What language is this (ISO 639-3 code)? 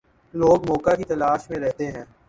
urd